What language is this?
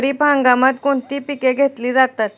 Marathi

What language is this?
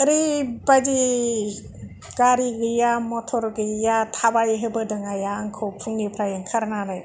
Bodo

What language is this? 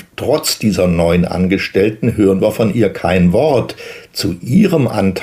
German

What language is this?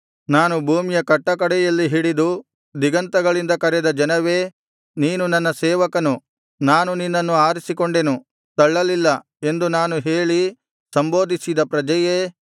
Kannada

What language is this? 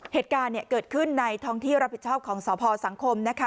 Thai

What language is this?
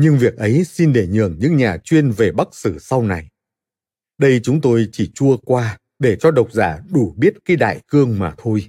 Vietnamese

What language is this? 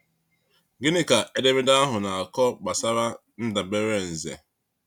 Igbo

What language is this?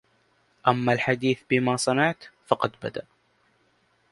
Arabic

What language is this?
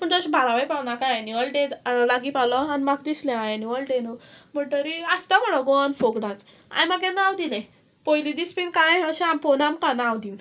Konkani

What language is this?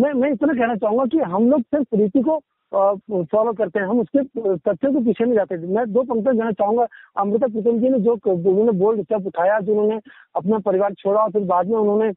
Hindi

